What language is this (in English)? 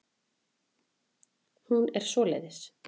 Icelandic